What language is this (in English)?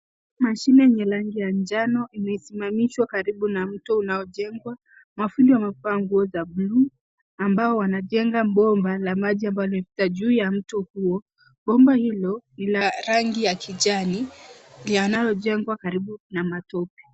Swahili